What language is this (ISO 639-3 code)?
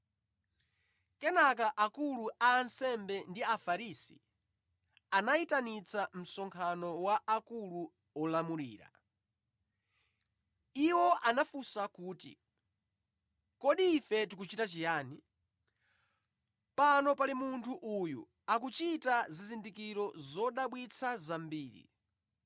nya